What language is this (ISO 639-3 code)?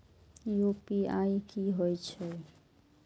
mai